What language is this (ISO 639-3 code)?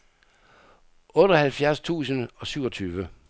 dan